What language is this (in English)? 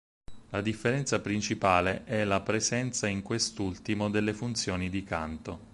Italian